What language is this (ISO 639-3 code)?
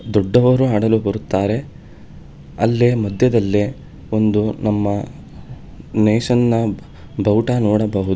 kan